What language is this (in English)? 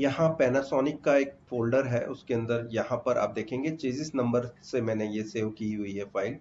Hindi